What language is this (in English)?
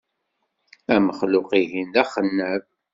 Kabyle